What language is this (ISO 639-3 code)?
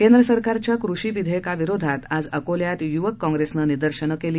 mar